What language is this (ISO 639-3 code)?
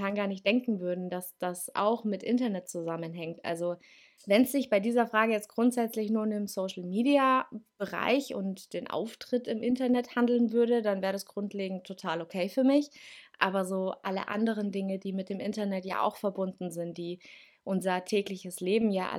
deu